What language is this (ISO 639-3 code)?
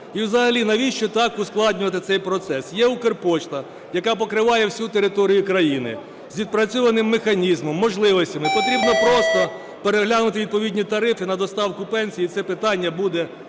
ukr